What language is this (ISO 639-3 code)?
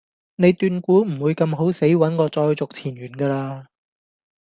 yue